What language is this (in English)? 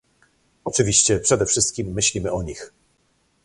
Polish